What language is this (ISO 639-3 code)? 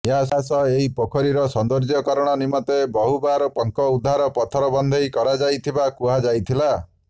ori